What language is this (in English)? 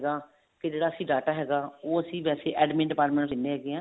Punjabi